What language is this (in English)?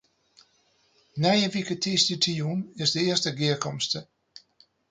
Western Frisian